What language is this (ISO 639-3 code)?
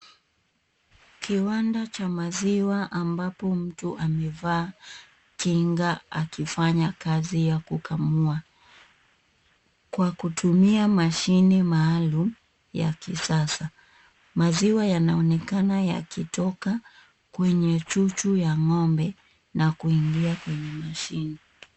swa